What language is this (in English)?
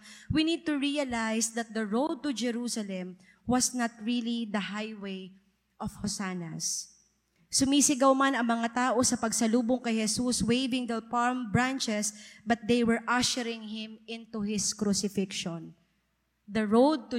Filipino